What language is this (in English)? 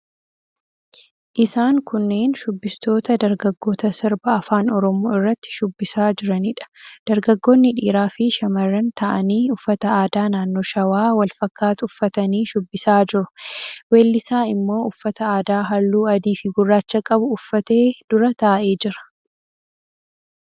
Oromo